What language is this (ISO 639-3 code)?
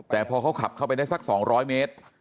tha